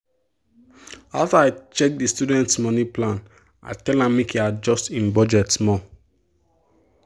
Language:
Nigerian Pidgin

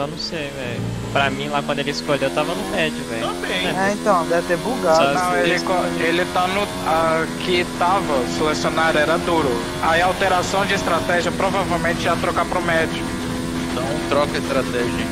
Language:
Portuguese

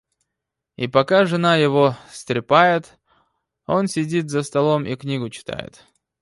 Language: Russian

